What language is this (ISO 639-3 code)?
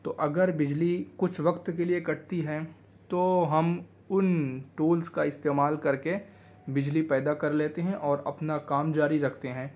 urd